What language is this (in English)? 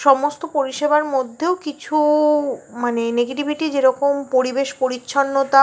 Bangla